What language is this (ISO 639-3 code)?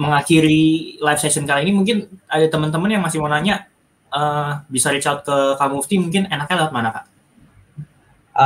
ind